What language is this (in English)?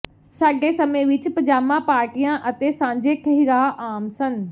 Punjabi